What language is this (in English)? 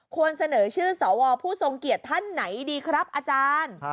Thai